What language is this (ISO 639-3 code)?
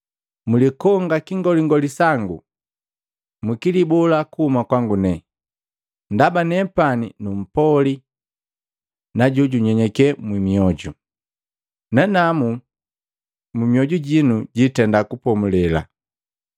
mgv